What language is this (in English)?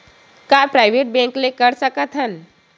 Chhattisgarhi